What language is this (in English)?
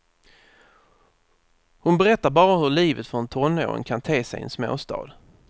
Swedish